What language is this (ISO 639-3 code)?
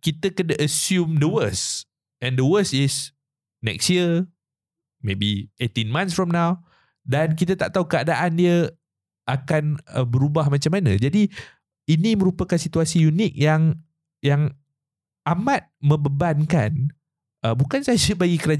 msa